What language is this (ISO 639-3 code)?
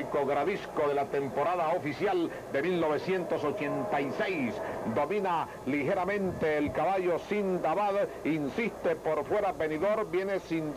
spa